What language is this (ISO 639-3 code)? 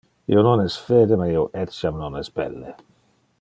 ina